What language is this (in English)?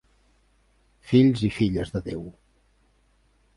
Catalan